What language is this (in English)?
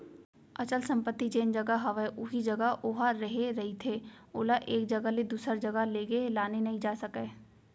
Chhattisgarhi